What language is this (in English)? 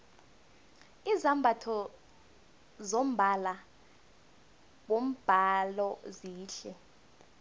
South Ndebele